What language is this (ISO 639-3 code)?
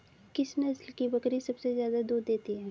hin